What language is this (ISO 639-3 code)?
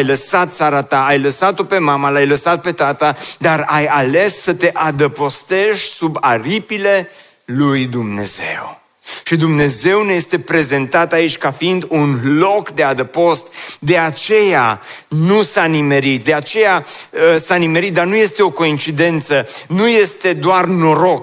ron